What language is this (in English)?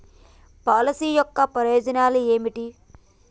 Telugu